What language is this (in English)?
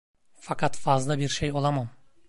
Turkish